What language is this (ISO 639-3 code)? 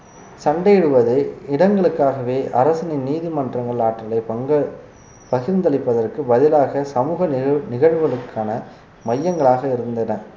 tam